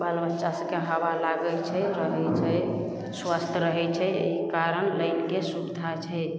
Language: Maithili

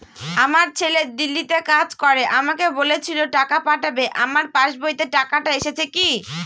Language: Bangla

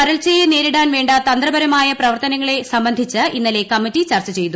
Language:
Malayalam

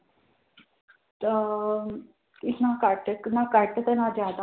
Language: Punjabi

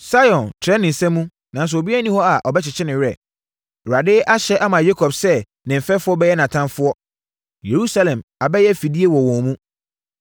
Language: Akan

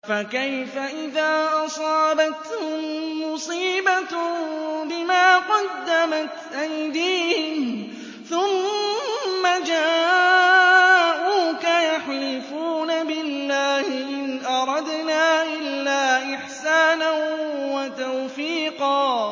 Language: Arabic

